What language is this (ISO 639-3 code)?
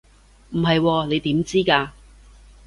yue